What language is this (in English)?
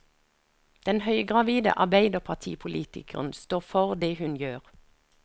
Norwegian